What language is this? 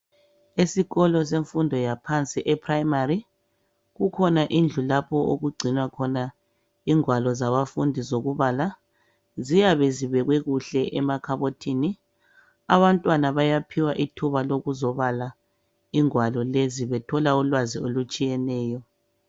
North Ndebele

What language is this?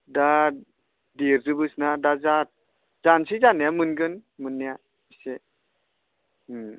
Bodo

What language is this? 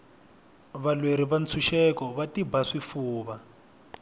Tsonga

